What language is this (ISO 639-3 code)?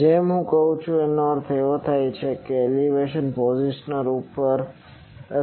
guj